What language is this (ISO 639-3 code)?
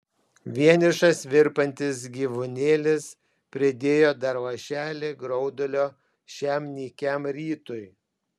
lit